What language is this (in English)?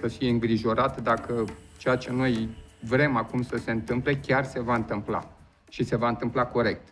Romanian